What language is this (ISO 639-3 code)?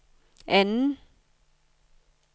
dan